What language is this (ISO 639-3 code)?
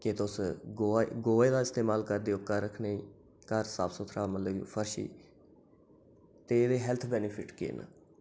doi